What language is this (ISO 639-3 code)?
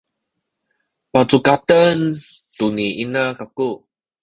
szy